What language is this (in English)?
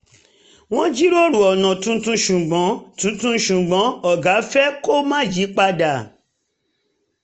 Yoruba